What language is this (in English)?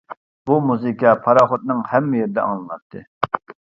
Uyghur